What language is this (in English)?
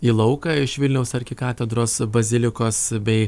Lithuanian